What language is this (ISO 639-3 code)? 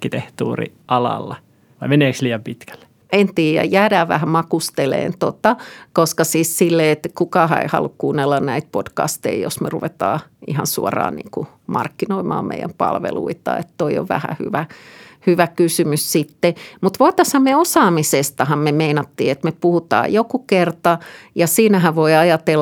fin